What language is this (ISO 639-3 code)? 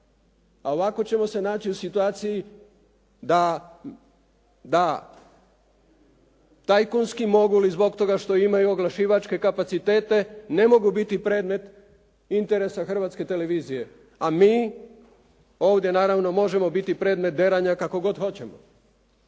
hrv